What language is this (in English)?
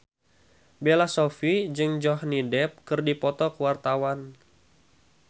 Sundanese